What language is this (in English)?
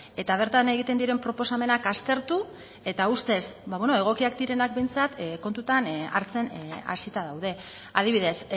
Basque